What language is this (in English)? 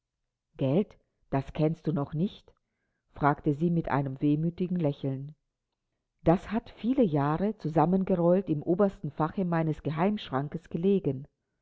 German